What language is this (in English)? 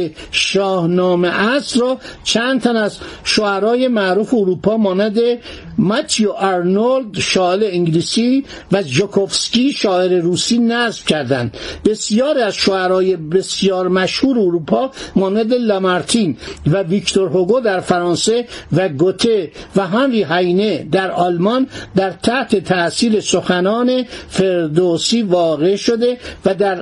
Persian